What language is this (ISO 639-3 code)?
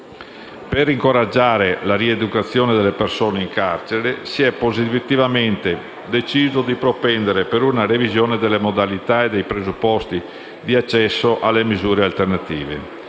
ita